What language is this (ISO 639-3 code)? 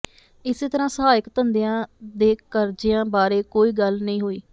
pan